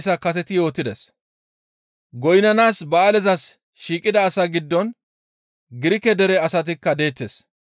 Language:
Gamo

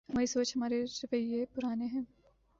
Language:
Urdu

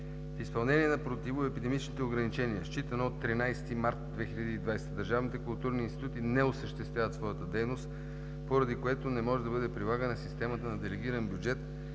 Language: Bulgarian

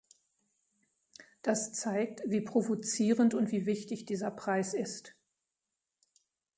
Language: German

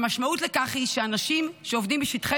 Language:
Hebrew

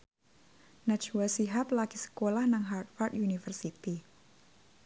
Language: Javanese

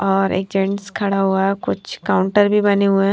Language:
Hindi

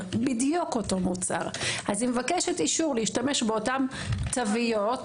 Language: Hebrew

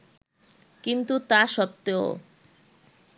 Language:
Bangla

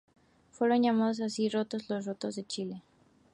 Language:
Spanish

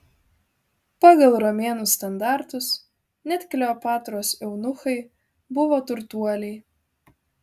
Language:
Lithuanian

